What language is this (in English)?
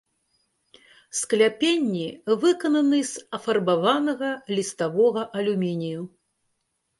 Belarusian